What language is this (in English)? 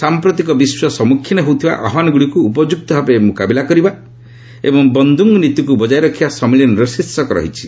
Odia